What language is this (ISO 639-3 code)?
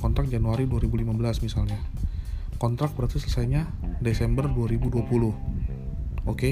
ind